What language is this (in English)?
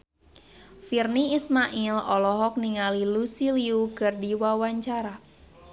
Sundanese